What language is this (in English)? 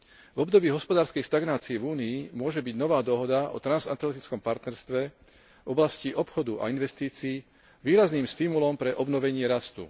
Slovak